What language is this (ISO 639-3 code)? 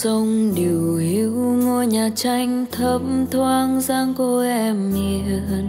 vie